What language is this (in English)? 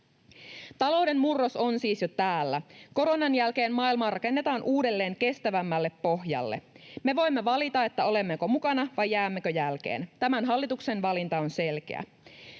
Finnish